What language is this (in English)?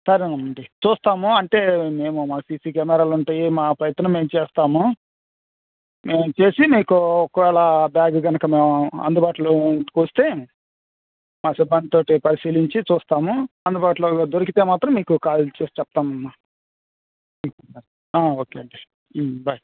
Telugu